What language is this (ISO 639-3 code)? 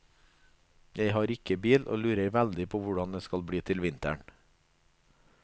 nor